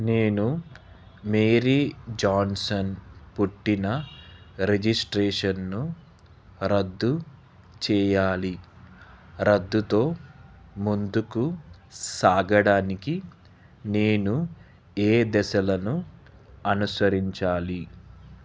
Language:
Telugu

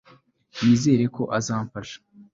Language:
Kinyarwanda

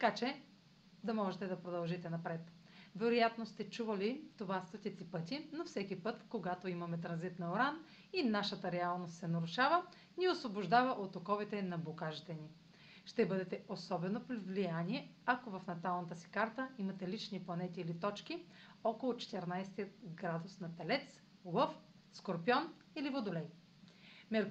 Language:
Bulgarian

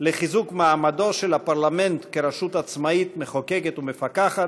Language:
Hebrew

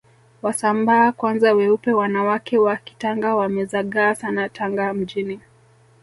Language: Swahili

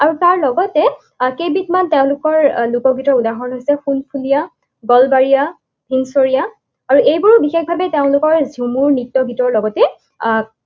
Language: Assamese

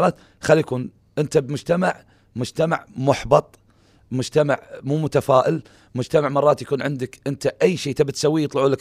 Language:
Arabic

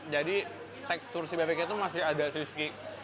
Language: Indonesian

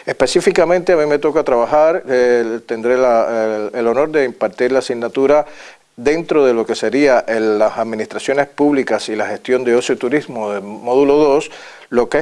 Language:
Spanish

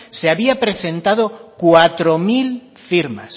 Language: Spanish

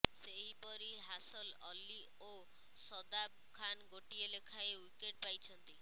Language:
Odia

